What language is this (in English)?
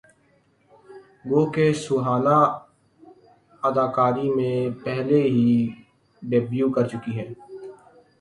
Urdu